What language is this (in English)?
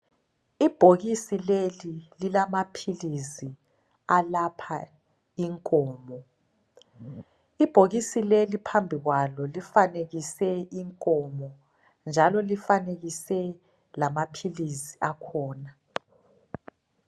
North Ndebele